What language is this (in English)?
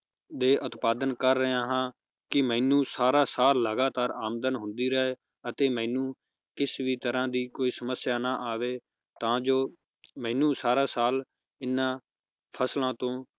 Punjabi